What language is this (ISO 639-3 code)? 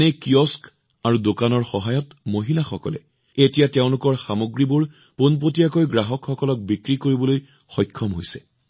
asm